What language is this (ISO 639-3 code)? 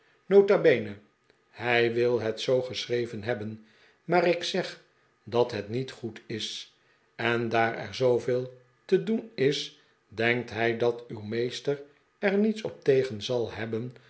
nld